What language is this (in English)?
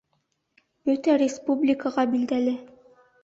Bashkir